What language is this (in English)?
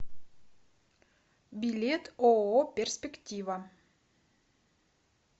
Russian